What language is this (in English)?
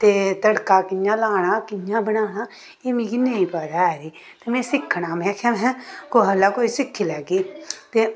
Dogri